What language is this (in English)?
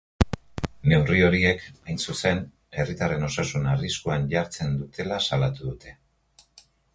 Basque